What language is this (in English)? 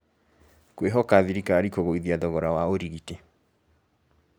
Kikuyu